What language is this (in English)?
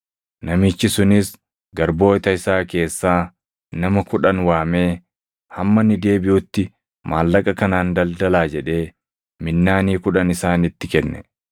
Oromo